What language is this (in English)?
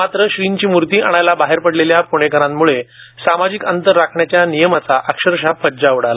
Marathi